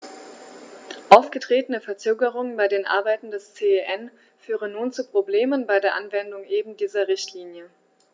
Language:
German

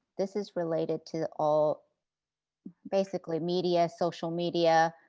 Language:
English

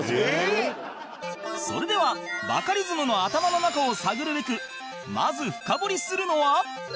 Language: Japanese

